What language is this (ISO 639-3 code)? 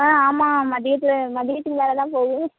tam